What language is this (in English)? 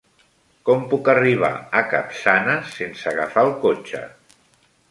Catalan